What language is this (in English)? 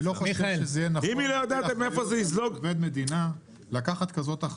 Hebrew